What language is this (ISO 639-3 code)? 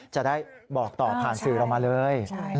tha